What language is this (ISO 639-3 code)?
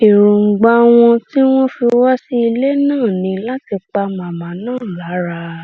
yor